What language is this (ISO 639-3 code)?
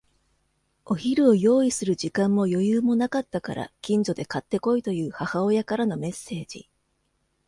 jpn